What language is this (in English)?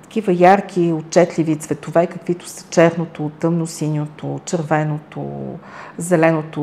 Bulgarian